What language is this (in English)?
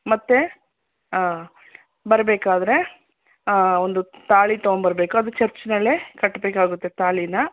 Kannada